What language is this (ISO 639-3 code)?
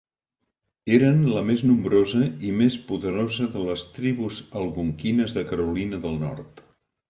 cat